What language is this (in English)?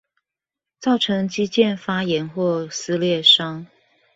Chinese